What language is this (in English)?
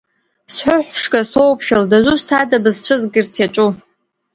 Abkhazian